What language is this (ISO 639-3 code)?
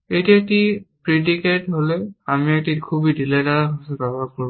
ben